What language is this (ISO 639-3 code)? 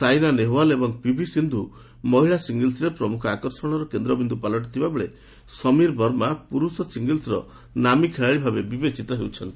ori